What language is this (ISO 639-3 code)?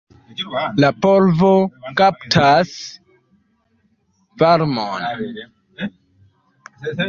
epo